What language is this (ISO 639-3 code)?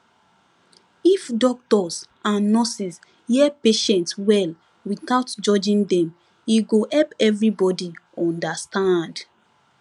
pcm